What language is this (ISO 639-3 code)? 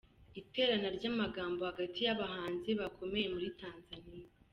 kin